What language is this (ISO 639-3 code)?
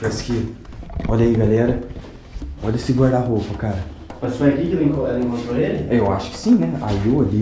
por